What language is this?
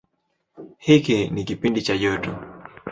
Swahili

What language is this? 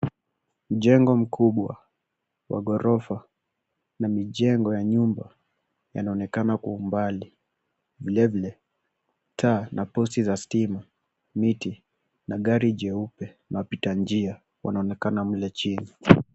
Swahili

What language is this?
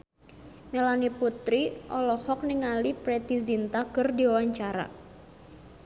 Sundanese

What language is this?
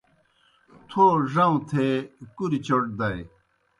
Kohistani Shina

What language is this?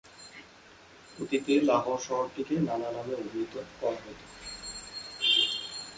Bangla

